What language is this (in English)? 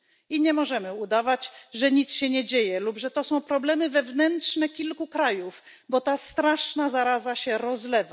Polish